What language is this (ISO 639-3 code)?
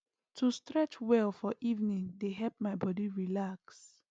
pcm